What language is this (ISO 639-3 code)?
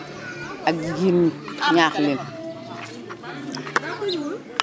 wol